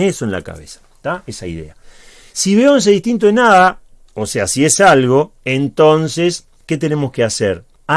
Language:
Spanish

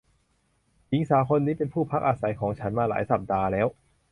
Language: Thai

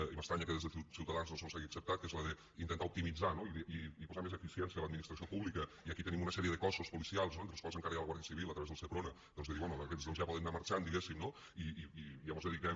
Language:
Catalan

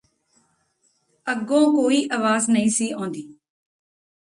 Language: Punjabi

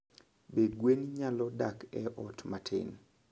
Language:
Luo (Kenya and Tanzania)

